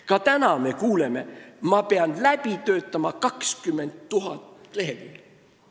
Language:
Estonian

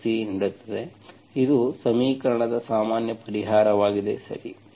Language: Kannada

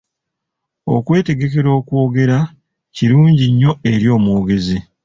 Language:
Ganda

